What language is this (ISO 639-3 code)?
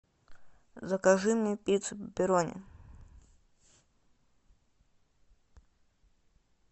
rus